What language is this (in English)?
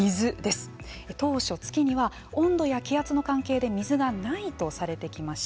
Japanese